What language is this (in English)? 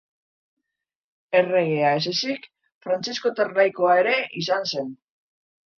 Basque